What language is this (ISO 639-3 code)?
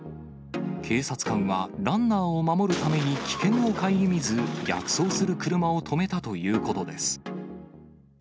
jpn